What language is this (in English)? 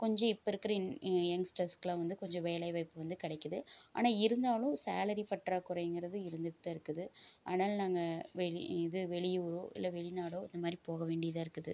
Tamil